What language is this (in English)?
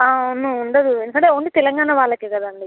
Telugu